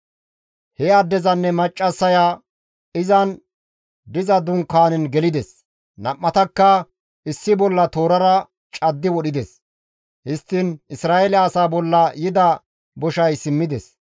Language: Gamo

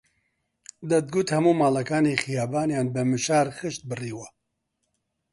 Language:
Central Kurdish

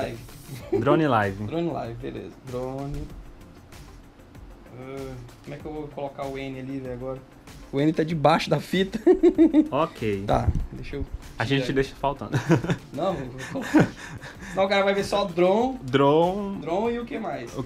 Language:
Portuguese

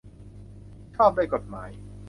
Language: Thai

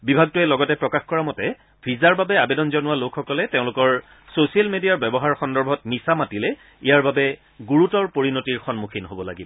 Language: Assamese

